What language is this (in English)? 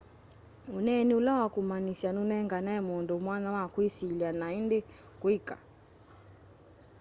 Kamba